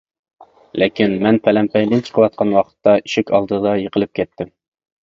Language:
Uyghur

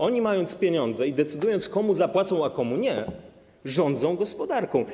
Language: Polish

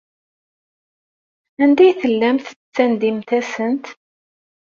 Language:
Kabyle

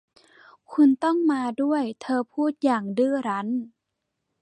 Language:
Thai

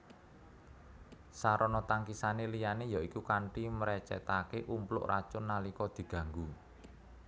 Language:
Javanese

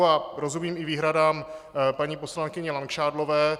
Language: Czech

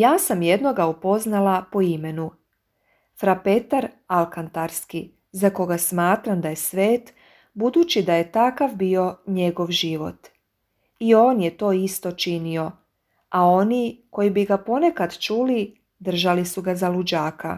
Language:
Croatian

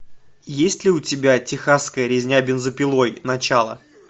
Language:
Russian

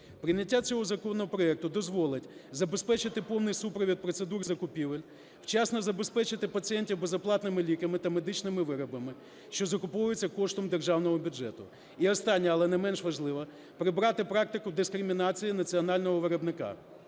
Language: Ukrainian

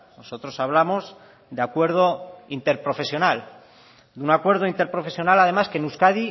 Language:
Spanish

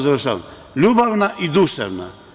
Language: Serbian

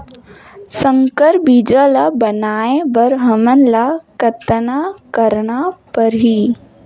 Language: Chhattisgarhi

